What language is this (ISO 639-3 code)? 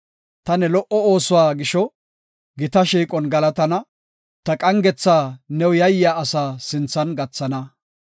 gof